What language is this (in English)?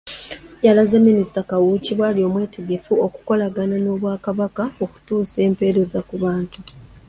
Ganda